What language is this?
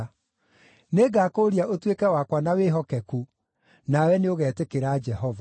Kikuyu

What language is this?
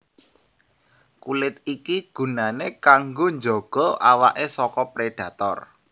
Javanese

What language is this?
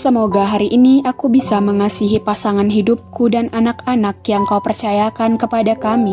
Indonesian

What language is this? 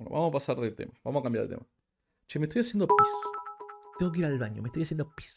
Spanish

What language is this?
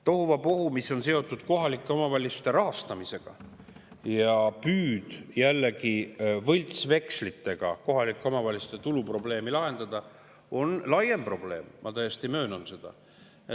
Estonian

